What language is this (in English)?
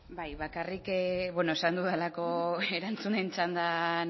Basque